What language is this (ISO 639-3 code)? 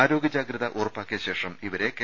mal